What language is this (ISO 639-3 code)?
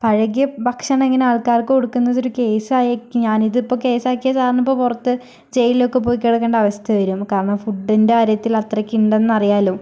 mal